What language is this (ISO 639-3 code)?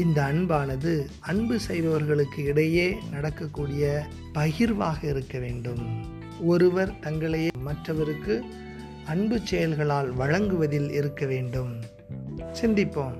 tam